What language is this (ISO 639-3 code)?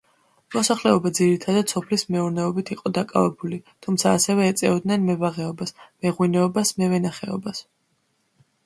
kat